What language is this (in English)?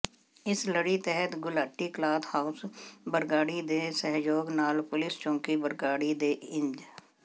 Punjabi